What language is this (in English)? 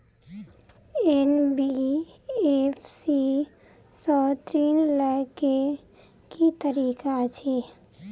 Maithili